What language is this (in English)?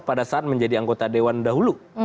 Indonesian